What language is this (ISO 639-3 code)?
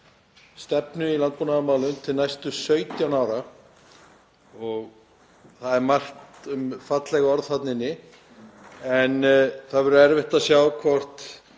isl